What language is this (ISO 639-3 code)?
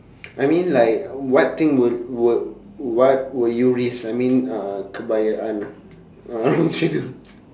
eng